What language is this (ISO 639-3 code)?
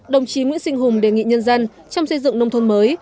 vie